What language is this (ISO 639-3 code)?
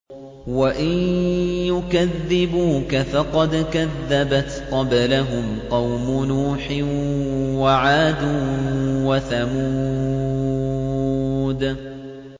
ara